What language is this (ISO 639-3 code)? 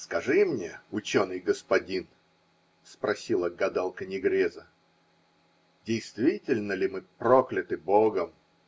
rus